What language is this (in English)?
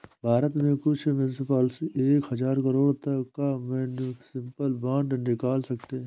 Hindi